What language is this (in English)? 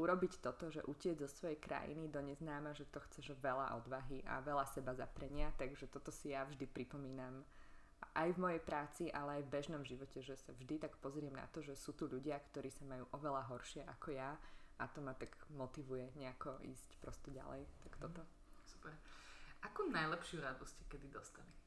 Slovak